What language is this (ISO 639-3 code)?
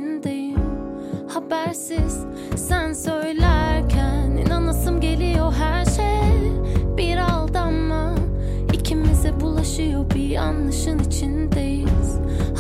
tur